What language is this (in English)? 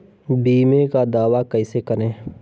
Hindi